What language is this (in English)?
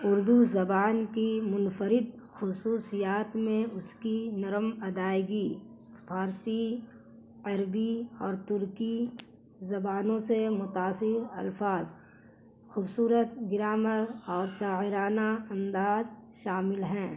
Urdu